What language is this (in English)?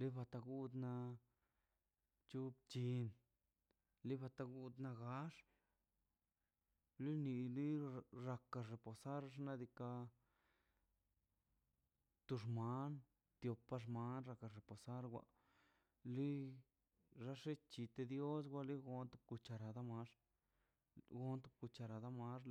Mazaltepec Zapotec